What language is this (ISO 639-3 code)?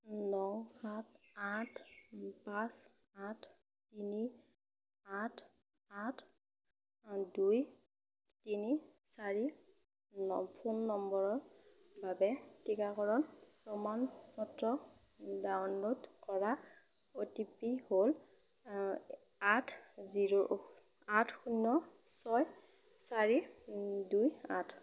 asm